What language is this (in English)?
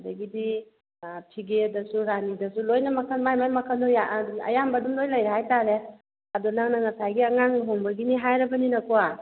Manipuri